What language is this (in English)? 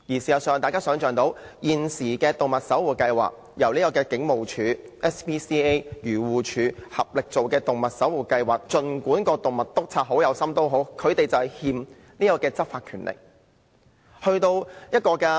Cantonese